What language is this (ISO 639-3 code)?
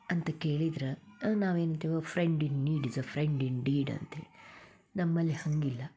kan